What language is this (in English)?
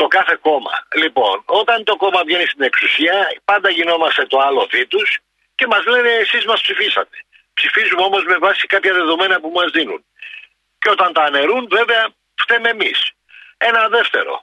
Greek